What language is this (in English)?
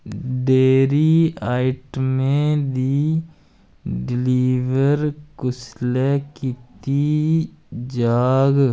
Dogri